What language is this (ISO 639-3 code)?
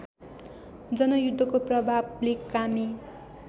nep